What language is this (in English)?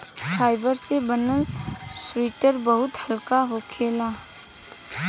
Bhojpuri